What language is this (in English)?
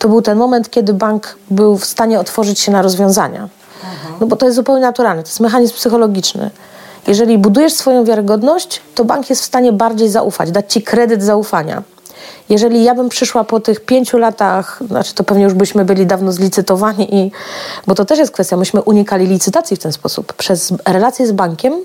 Polish